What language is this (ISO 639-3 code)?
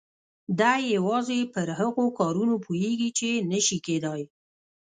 pus